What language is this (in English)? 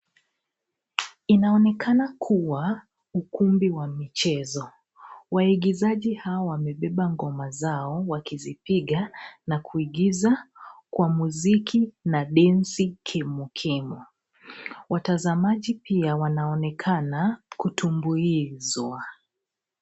Swahili